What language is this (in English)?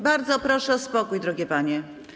Polish